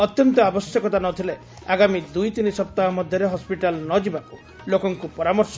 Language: Odia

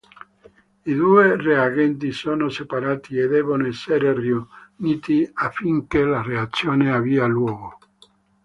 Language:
Italian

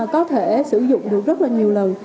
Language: Vietnamese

